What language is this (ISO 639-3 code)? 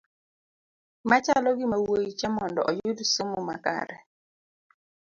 luo